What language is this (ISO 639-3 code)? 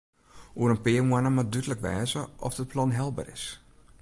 fry